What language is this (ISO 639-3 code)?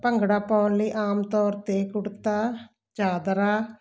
pan